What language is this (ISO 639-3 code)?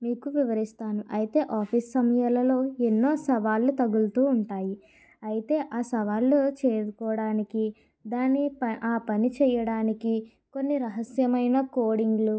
tel